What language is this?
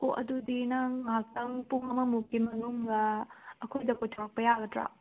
Manipuri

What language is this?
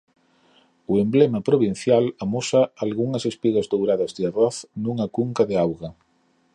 Galician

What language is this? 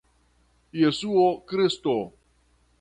Esperanto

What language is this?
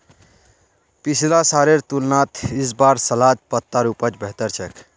Magahi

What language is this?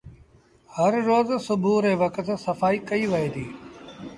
Sindhi Bhil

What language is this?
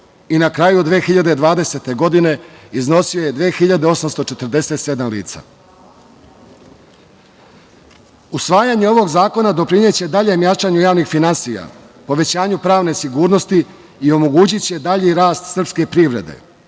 Serbian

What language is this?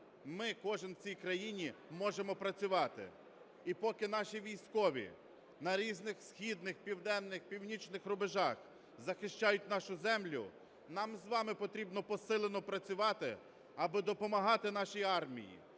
Ukrainian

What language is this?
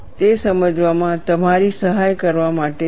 Gujarati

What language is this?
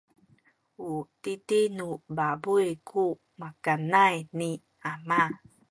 Sakizaya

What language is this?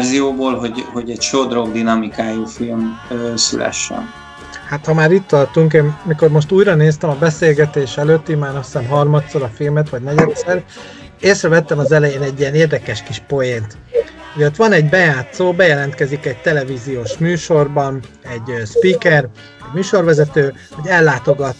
Hungarian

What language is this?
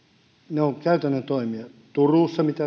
Finnish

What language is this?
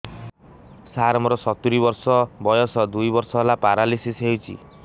Odia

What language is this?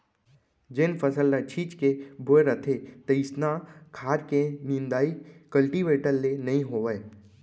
Chhattisgarhi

